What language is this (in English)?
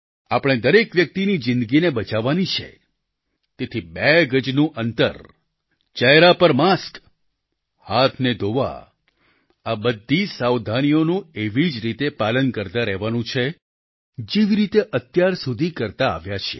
Gujarati